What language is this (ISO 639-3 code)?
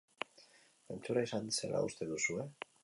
eus